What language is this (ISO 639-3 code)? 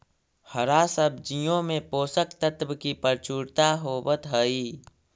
mag